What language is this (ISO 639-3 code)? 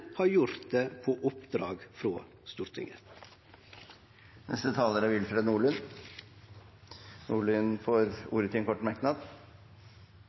nor